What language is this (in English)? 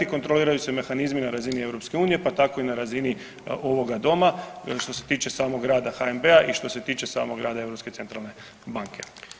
Croatian